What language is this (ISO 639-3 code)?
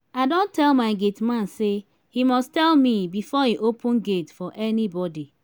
pcm